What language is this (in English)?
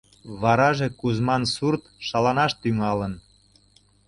Mari